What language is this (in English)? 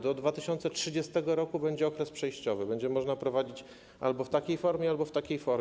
Polish